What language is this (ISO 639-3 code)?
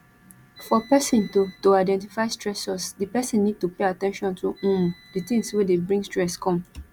pcm